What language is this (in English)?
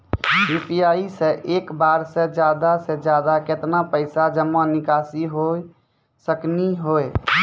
Maithili